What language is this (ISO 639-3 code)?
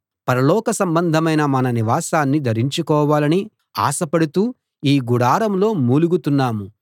tel